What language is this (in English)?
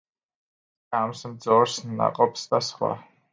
Georgian